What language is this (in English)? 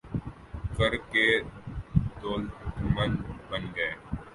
Urdu